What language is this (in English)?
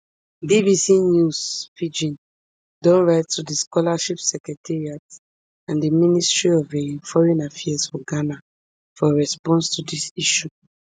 Nigerian Pidgin